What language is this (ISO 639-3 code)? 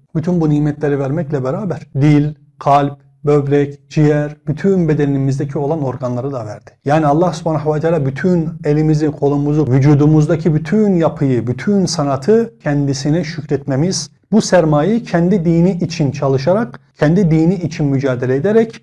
tur